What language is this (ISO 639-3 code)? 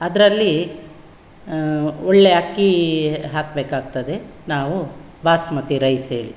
kan